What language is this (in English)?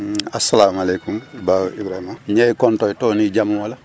Wolof